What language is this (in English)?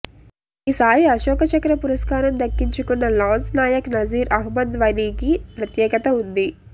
Telugu